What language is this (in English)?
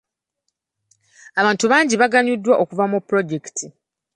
Ganda